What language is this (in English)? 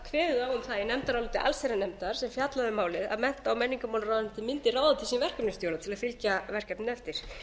Icelandic